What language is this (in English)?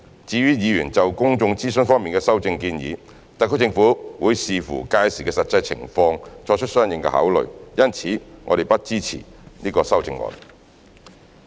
Cantonese